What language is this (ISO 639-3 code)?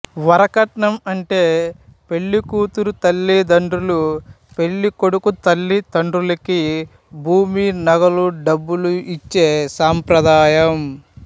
tel